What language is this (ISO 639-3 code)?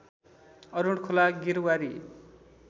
nep